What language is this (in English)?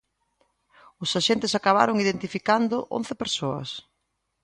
Galician